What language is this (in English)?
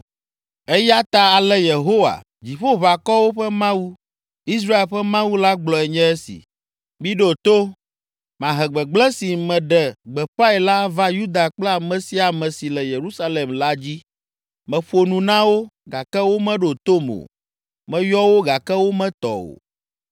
Ewe